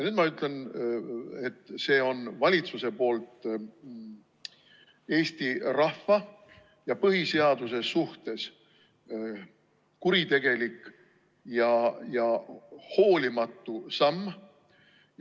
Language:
Estonian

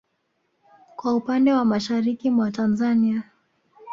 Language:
Swahili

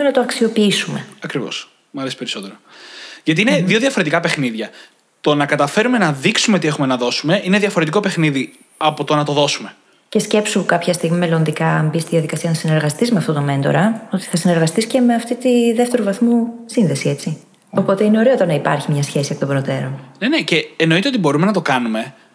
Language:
Greek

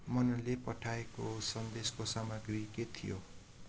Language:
Nepali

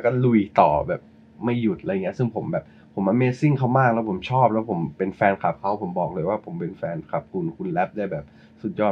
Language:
Thai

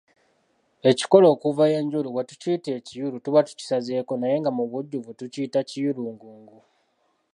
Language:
Ganda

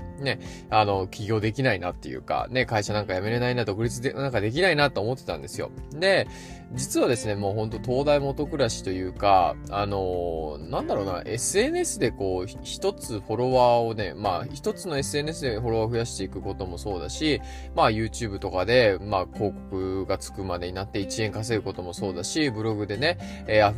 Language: Japanese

